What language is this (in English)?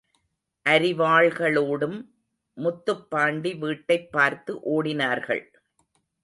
Tamil